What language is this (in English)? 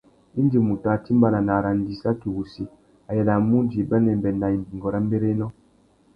Tuki